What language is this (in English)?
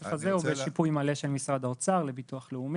Hebrew